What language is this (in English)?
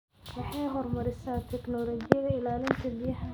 Somali